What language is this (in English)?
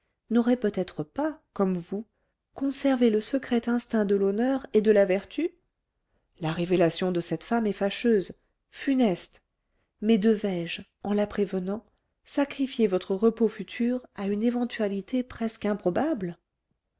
French